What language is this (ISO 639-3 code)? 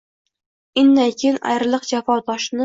uzb